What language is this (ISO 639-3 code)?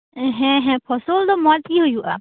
sat